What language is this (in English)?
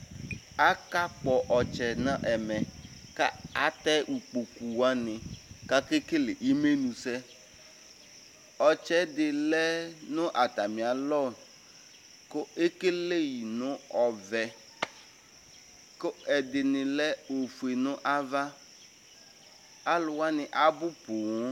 Ikposo